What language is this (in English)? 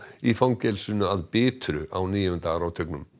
Icelandic